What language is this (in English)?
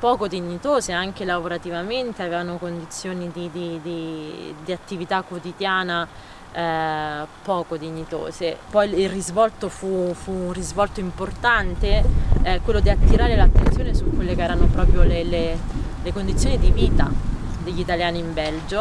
Italian